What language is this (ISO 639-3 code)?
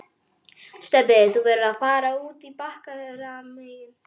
isl